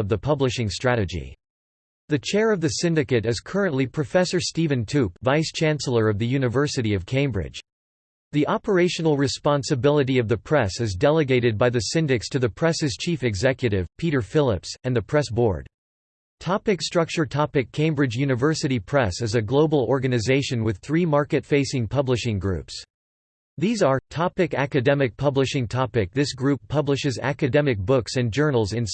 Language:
English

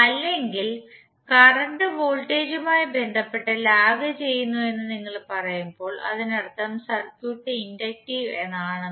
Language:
Malayalam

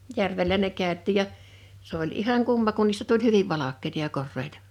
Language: Finnish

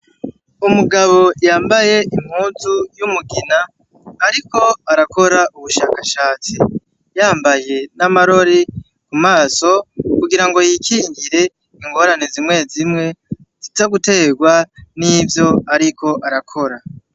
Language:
Rundi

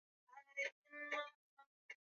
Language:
Swahili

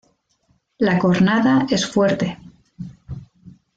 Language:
Spanish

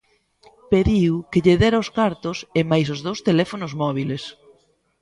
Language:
Galician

